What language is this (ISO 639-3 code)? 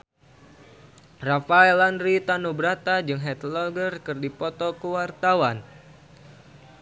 sun